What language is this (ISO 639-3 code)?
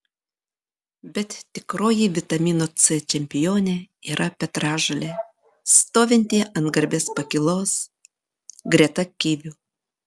lit